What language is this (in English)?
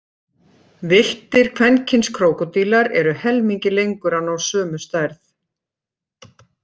Icelandic